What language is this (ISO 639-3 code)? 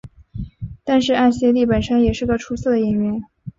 zho